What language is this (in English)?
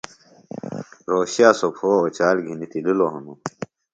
Phalura